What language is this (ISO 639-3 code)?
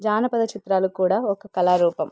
tel